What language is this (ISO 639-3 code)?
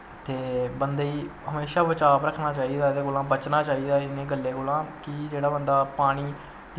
doi